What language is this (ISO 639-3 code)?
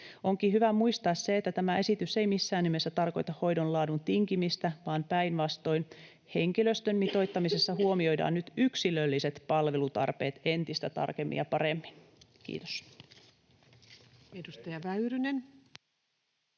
fin